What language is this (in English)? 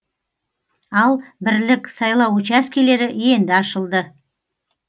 Kazakh